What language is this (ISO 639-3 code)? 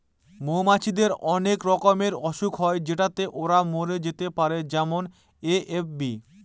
ben